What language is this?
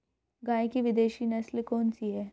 Hindi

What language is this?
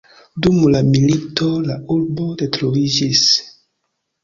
Esperanto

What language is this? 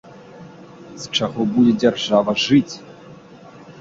Belarusian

